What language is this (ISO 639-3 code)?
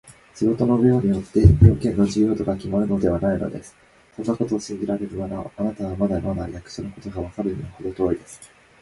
jpn